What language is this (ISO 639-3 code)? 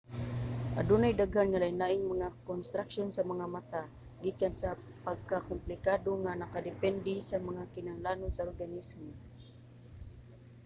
ceb